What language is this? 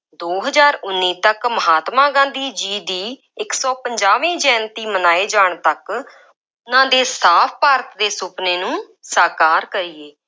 Punjabi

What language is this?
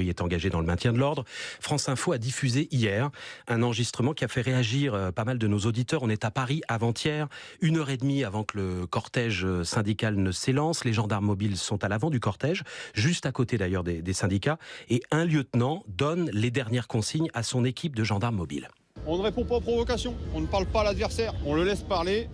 French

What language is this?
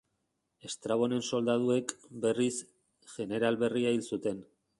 Basque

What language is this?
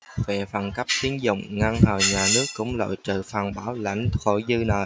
Vietnamese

